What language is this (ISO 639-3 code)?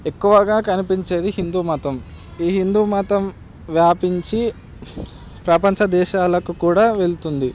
tel